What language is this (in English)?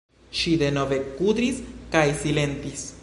Esperanto